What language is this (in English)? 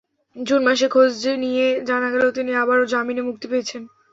Bangla